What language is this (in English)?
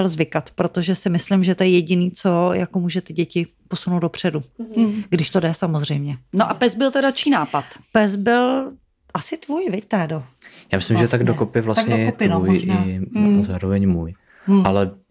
Czech